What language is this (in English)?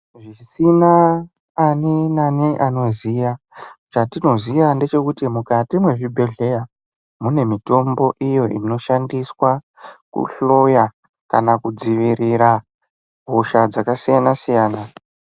Ndau